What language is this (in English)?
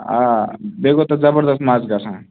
Kashmiri